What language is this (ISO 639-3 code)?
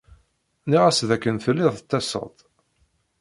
kab